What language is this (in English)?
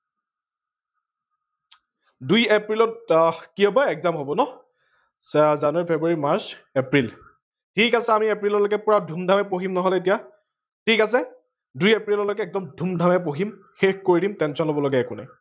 Assamese